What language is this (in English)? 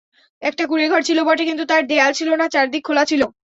Bangla